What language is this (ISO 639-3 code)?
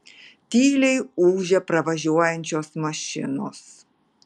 lit